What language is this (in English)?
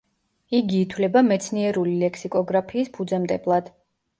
Georgian